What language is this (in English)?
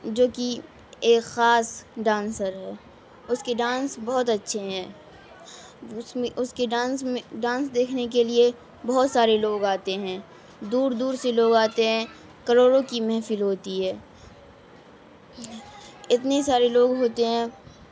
Urdu